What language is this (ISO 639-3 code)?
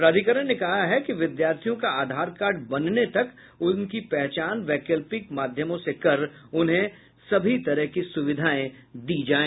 hin